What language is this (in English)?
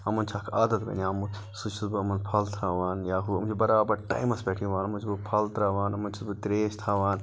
Kashmiri